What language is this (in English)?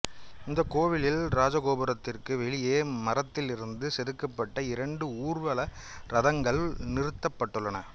Tamil